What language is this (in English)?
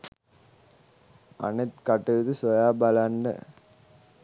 Sinhala